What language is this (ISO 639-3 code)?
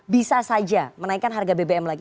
ind